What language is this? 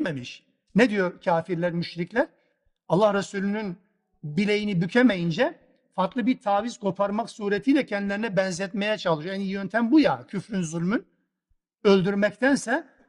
Turkish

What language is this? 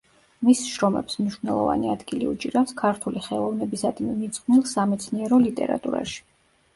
Georgian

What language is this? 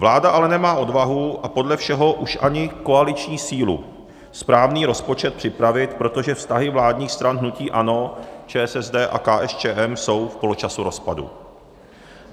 Czech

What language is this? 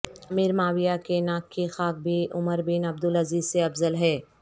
Urdu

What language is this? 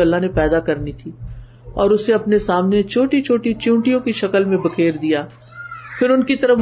Urdu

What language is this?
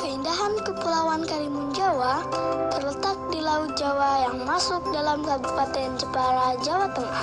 Indonesian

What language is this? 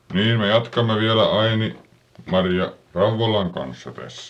Finnish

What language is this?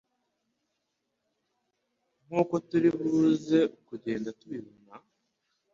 Kinyarwanda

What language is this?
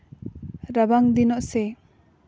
Santali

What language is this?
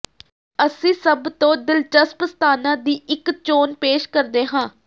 Punjabi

